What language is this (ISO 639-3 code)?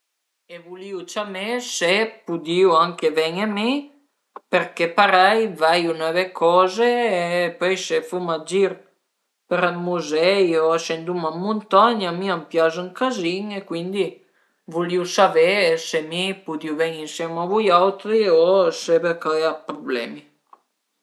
pms